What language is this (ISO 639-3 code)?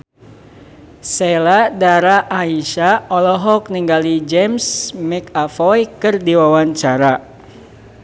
sun